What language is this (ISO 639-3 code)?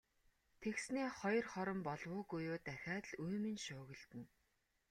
mon